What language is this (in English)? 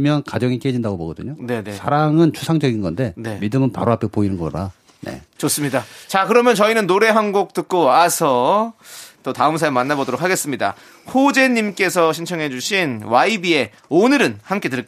Korean